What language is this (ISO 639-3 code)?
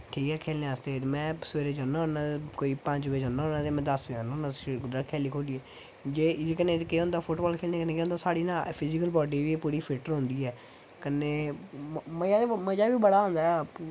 doi